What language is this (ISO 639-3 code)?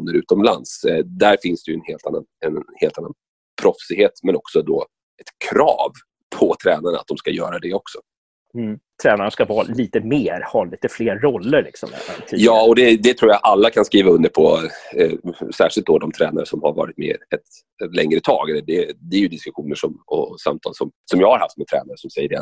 swe